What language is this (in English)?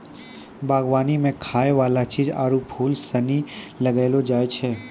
Maithili